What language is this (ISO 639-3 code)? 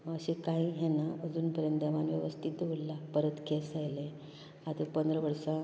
kok